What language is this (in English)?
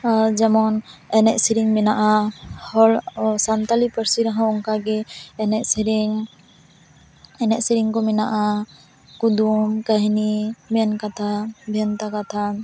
Santali